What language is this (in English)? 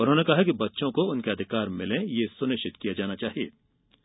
Hindi